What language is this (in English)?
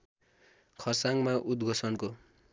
Nepali